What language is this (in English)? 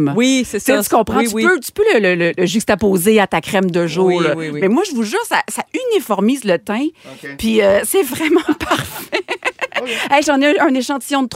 French